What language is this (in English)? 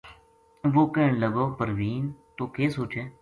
Gujari